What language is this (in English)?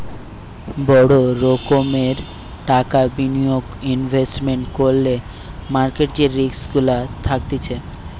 Bangla